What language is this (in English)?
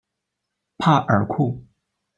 Chinese